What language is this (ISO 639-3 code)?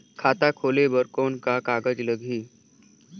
hne